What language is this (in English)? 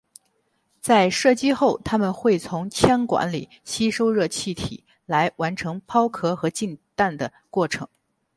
Chinese